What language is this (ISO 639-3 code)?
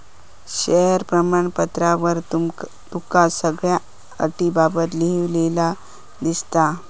mar